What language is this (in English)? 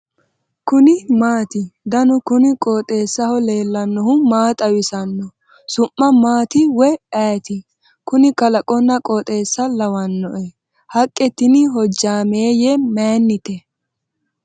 Sidamo